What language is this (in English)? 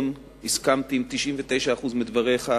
Hebrew